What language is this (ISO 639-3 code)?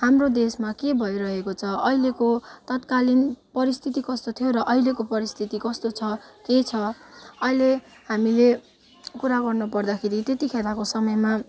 nep